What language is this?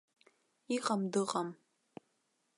Abkhazian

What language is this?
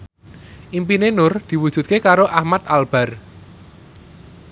Javanese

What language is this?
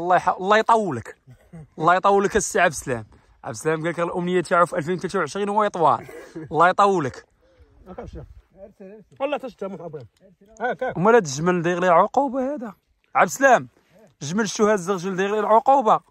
Arabic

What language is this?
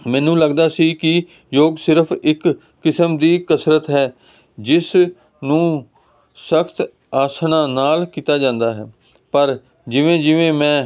Punjabi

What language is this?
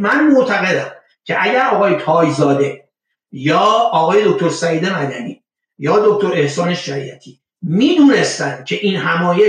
Persian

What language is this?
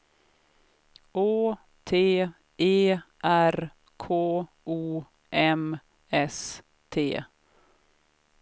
Swedish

